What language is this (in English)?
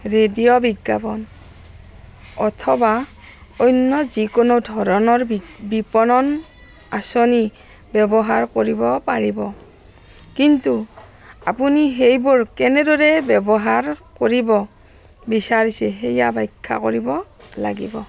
Assamese